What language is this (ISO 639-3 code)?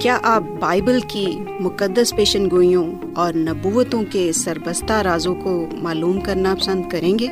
urd